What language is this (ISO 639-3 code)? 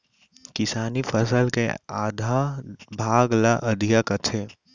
hne